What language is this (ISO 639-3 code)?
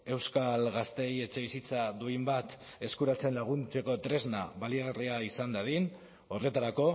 eus